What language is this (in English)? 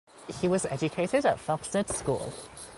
English